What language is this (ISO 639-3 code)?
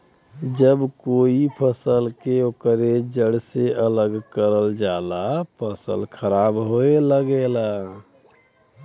bho